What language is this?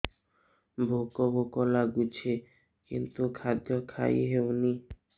Odia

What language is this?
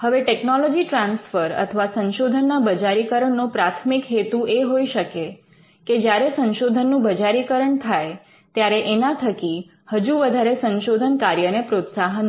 Gujarati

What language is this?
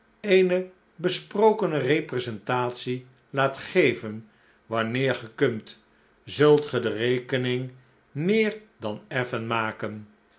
Dutch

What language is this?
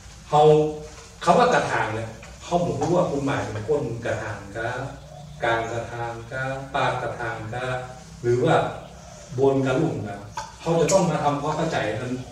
Thai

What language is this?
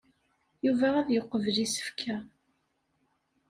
Kabyle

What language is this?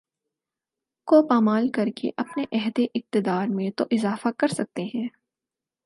Urdu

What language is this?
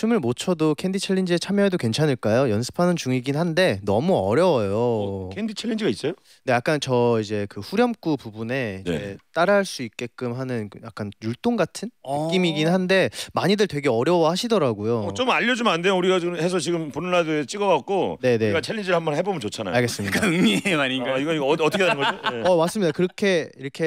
Korean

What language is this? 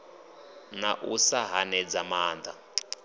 Venda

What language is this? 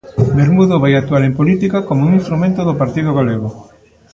Galician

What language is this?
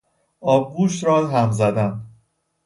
Persian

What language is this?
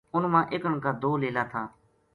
Gujari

